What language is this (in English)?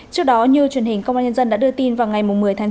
Vietnamese